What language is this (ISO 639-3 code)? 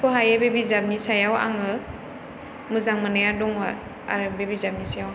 brx